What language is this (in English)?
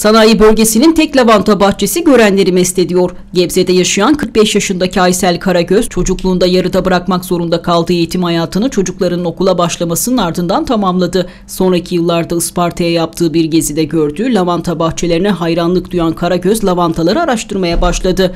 Turkish